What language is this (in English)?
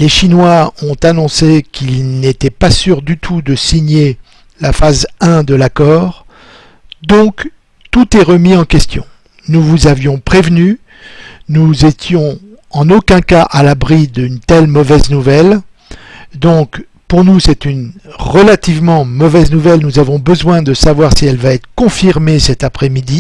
French